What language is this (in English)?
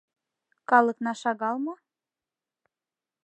Mari